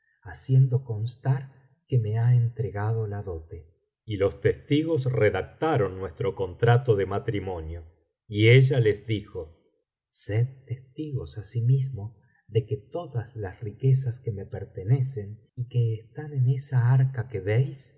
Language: Spanish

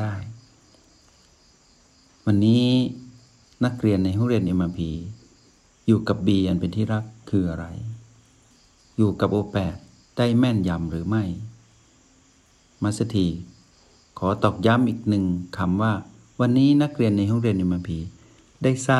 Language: Thai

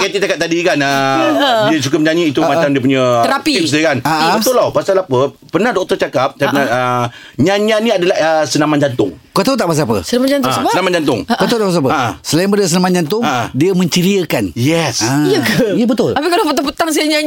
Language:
Malay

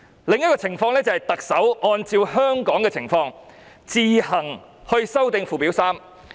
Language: Cantonese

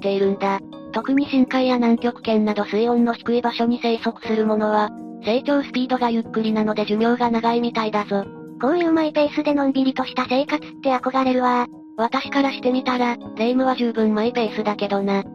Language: Japanese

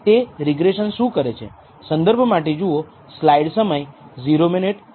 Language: Gujarati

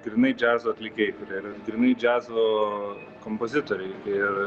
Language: Lithuanian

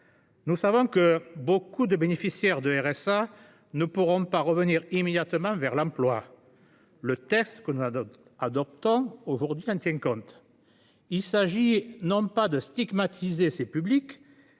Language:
French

